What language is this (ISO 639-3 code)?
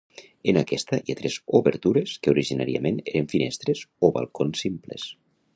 cat